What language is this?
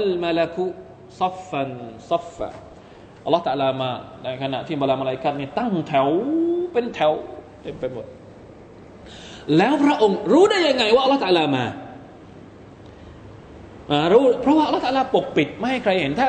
Thai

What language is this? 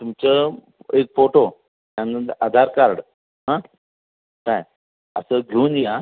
Marathi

